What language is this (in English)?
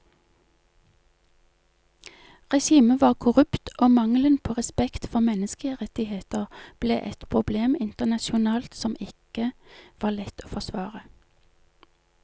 Norwegian